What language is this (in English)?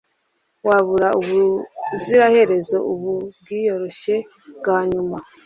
Kinyarwanda